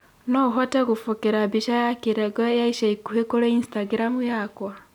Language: Kikuyu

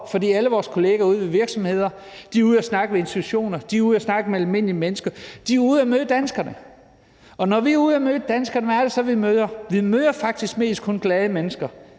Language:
Danish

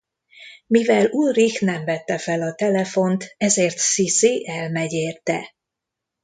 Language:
Hungarian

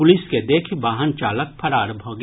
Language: Maithili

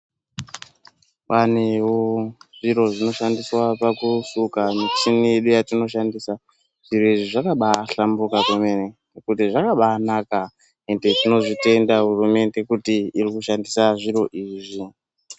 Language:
Ndau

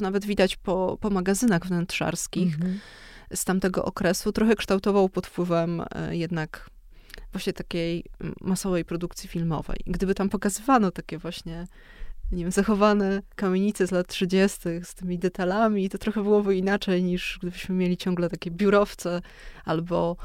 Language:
Polish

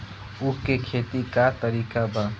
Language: Bhojpuri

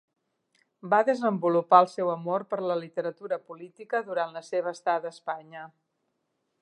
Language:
Catalan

